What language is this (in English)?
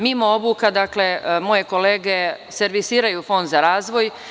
Serbian